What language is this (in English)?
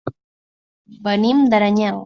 Catalan